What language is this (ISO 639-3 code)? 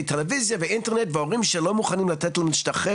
heb